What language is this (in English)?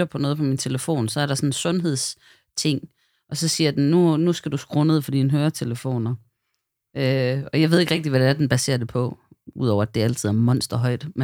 Danish